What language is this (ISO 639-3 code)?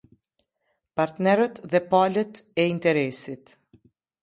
sqi